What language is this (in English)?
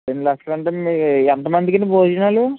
Telugu